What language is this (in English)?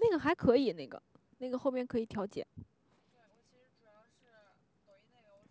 Chinese